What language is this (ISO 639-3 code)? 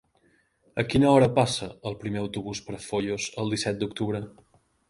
cat